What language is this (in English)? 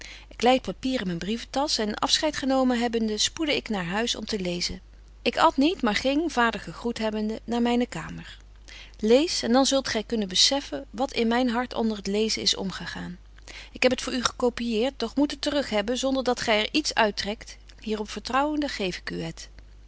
Dutch